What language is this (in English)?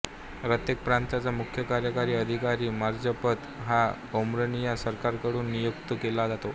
Marathi